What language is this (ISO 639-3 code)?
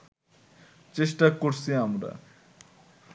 ben